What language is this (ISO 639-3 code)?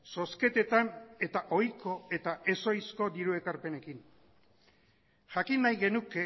eus